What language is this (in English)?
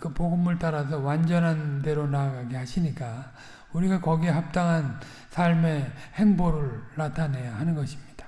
Korean